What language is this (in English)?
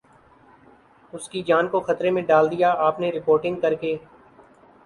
Urdu